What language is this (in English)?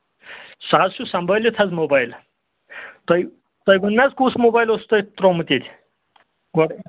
Kashmiri